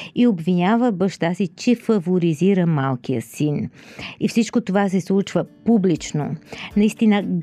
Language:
Bulgarian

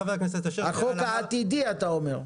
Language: Hebrew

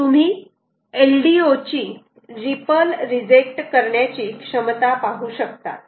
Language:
Marathi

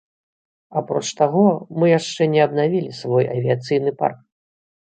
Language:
Belarusian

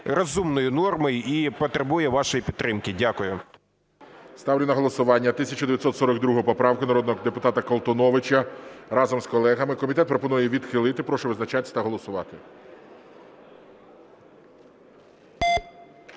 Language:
Ukrainian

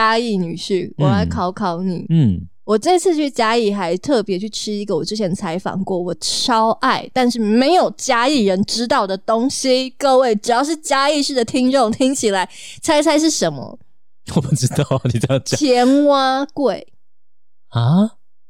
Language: Chinese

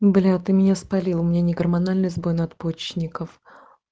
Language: Russian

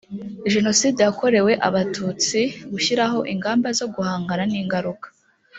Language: Kinyarwanda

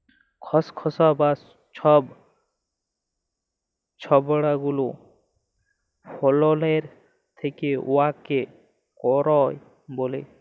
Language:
Bangla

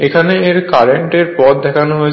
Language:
Bangla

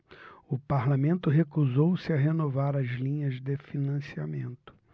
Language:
Portuguese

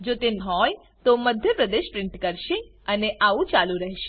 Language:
Gujarati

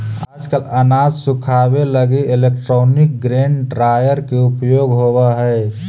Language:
Magahi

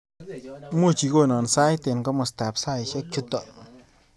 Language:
Kalenjin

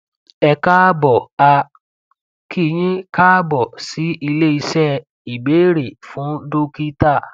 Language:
Yoruba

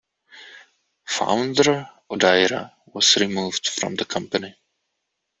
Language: English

